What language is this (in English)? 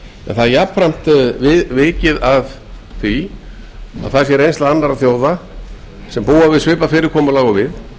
Icelandic